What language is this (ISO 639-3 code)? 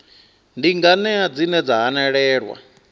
ven